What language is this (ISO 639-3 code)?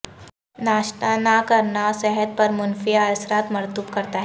urd